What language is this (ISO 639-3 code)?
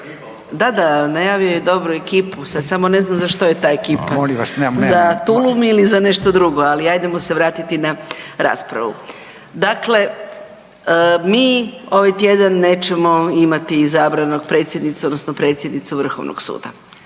hrv